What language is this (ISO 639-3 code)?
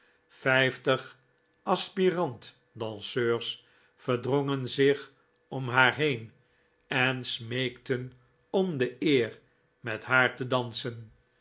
nld